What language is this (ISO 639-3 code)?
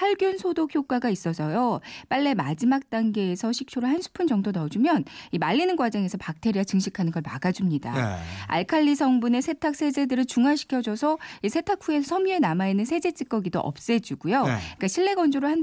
kor